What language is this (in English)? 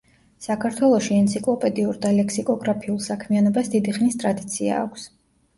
Georgian